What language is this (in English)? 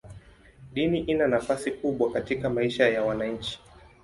Swahili